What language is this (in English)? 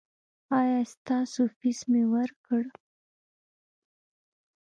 Pashto